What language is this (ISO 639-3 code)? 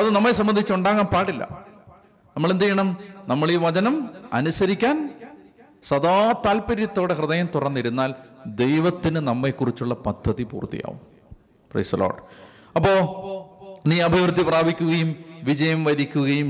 mal